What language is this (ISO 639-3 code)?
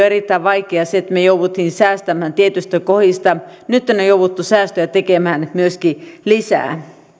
fin